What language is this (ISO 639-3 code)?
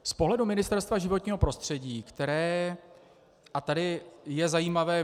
ces